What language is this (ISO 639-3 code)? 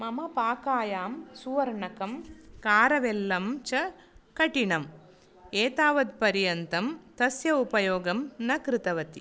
san